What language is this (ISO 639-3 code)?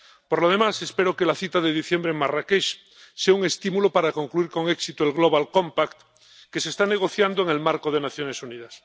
spa